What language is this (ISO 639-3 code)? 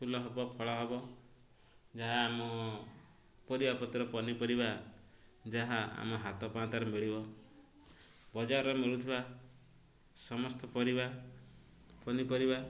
ori